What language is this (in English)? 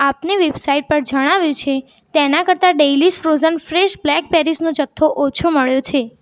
Gujarati